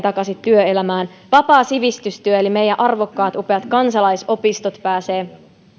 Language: Finnish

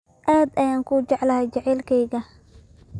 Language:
Somali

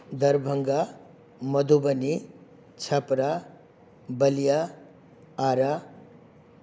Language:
Sanskrit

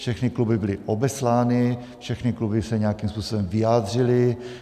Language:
Czech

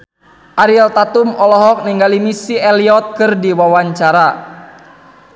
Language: Sundanese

